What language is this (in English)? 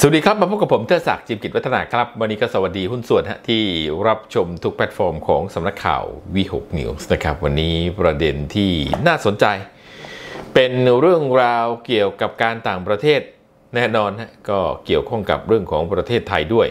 Thai